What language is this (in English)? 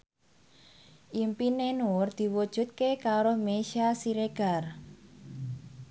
Javanese